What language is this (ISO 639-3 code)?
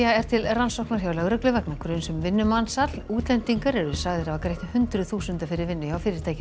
isl